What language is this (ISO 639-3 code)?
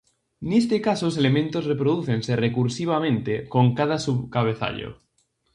glg